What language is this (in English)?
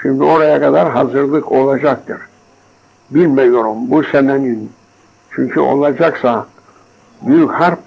Turkish